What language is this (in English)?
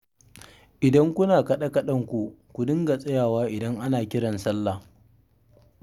Hausa